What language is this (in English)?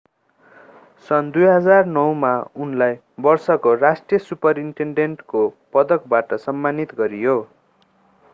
Nepali